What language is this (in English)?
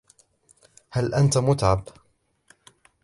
Arabic